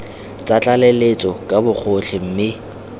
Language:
Tswana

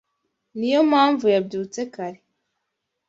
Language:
Kinyarwanda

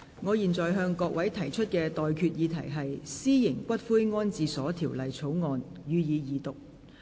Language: Cantonese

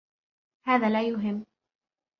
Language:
Arabic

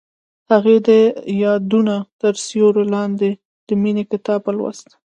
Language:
Pashto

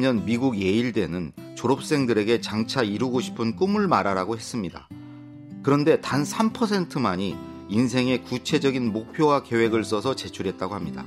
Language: Korean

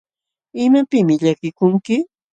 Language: Jauja Wanca Quechua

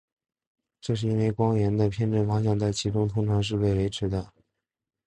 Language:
Chinese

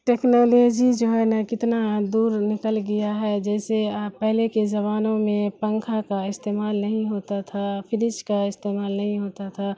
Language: Urdu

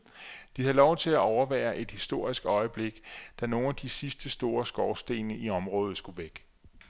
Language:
Danish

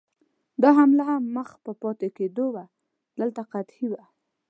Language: Pashto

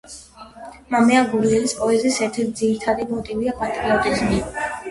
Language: Georgian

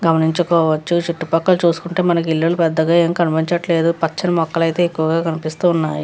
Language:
Telugu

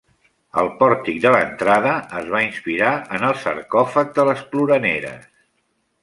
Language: Catalan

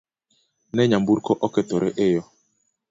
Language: Luo (Kenya and Tanzania)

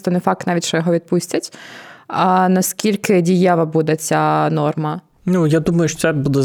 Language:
Ukrainian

